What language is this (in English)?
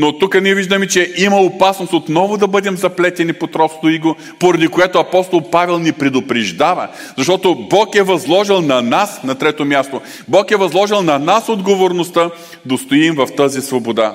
Bulgarian